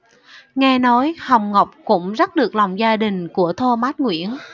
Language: Vietnamese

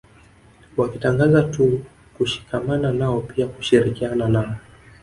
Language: Swahili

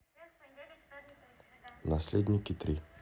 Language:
Russian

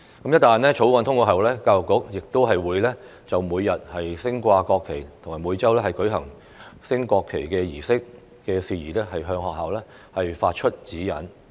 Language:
Cantonese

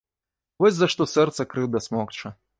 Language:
Belarusian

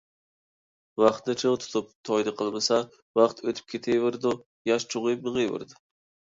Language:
Uyghur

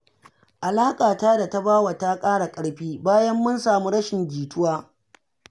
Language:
Hausa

